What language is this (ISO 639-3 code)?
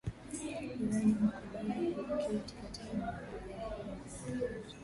swa